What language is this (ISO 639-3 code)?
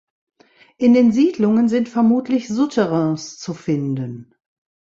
deu